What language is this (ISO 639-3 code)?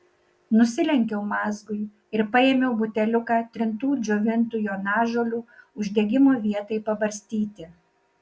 lit